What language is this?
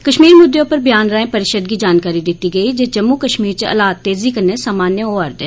Dogri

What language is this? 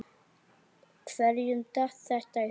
Icelandic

